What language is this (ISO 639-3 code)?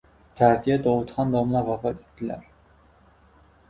uzb